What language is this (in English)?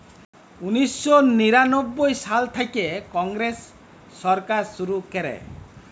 Bangla